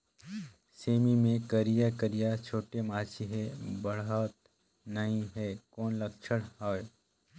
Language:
Chhattisgarhi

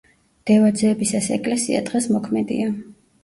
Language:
Georgian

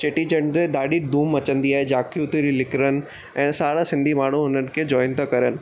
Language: Sindhi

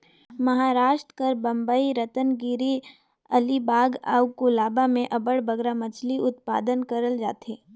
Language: Chhattisgarhi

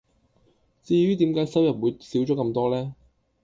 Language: Cantonese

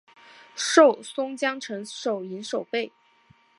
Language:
Chinese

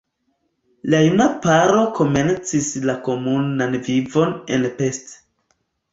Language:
Esperanto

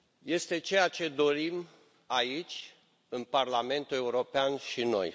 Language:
Romanian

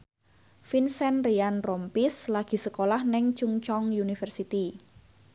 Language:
Javanese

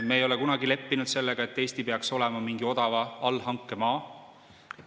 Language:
Estonian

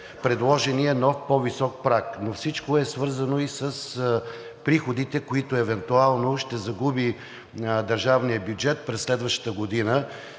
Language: Bulgarian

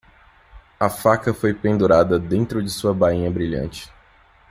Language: Portuguese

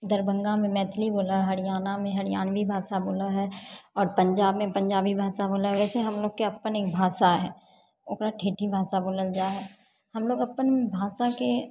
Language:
Maithili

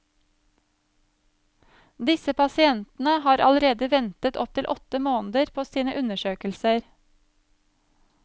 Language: Norwegian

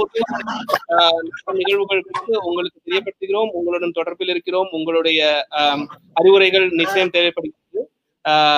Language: Tamil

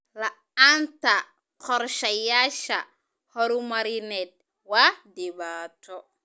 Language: Somali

